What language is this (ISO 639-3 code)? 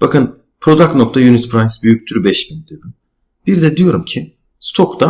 tur